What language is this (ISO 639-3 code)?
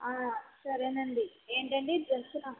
tel